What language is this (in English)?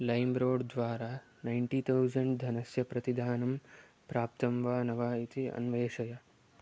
Sanskrit